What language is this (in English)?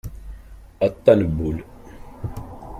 Kabyle